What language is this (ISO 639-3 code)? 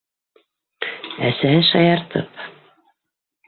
bak